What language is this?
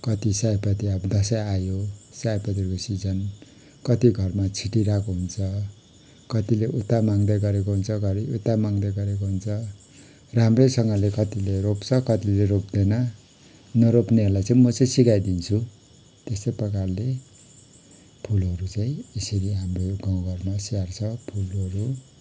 Nepali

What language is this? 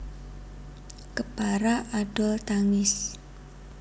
Javanese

